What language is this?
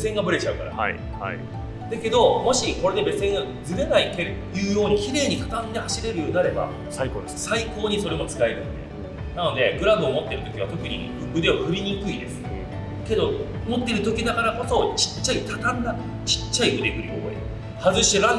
Japanese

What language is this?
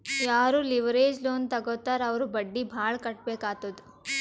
Kannada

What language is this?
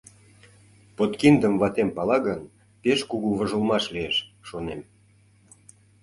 Mari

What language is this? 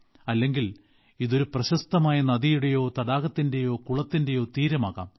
Malayalam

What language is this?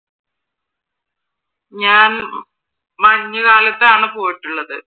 Malayalam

